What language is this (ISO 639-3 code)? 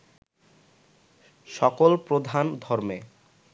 ben